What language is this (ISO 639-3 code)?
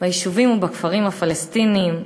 heb